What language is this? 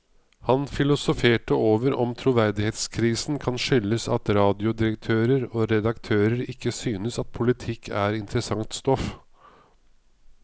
Norwegian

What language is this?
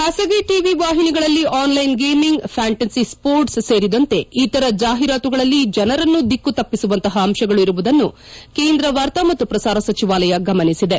Kannada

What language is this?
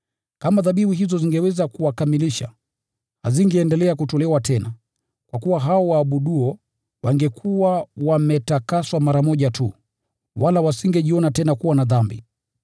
Swahili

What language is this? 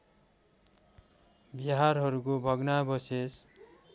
Nepali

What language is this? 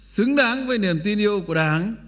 Vietnamese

